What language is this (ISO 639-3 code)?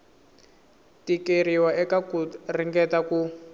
tso